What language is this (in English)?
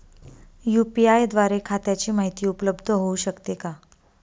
Marathi